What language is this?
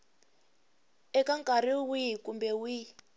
Tsonga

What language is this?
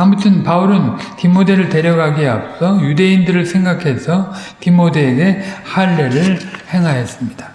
Korean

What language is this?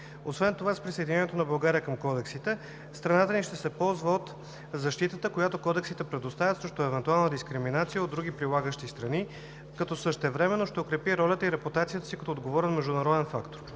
Bulgarian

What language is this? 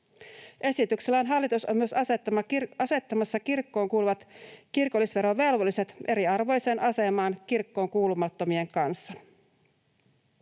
Finnish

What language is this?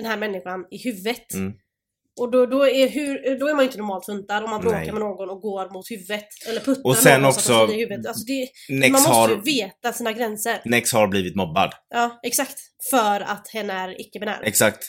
Swedish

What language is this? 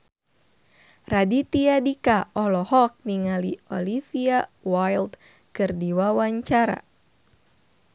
Sundanese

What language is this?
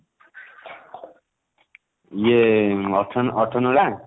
Odia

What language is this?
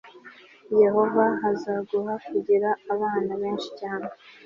Kinyarwanda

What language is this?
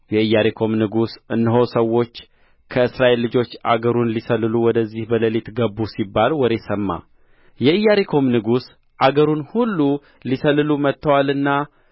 Amharic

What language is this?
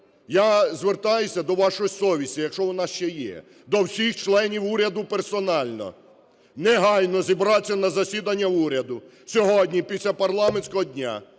Ukrainian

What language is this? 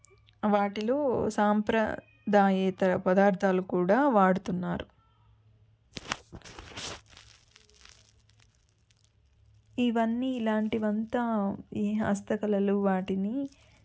Telugu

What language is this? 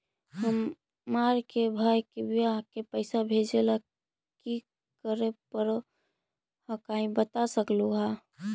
Magahi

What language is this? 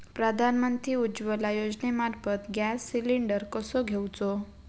Marathi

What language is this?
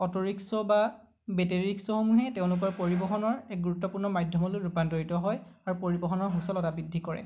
Assamese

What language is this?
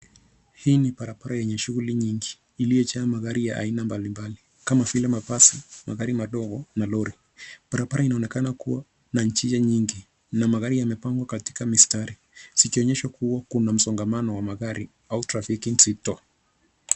Swahili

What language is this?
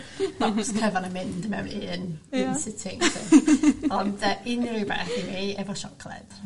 Welsh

